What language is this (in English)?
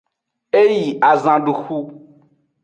Aja (Benin)